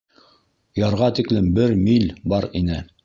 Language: Bashkir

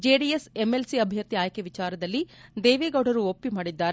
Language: Kannada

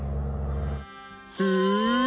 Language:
Japanese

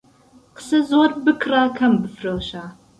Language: Central Kurdish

